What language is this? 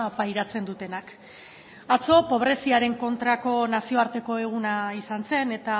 Basque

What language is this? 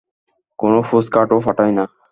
Bangla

